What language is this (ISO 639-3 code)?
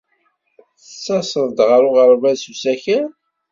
kab